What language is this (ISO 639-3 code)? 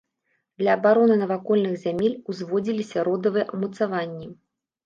bel